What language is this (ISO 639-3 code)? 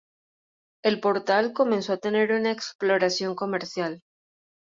spa